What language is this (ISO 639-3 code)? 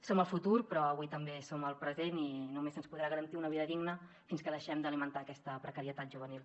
cat